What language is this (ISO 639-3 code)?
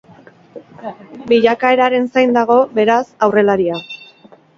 eus